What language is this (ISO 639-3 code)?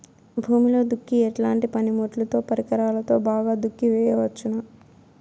tel